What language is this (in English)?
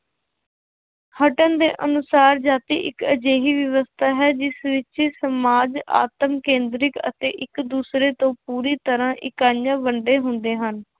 Punjabi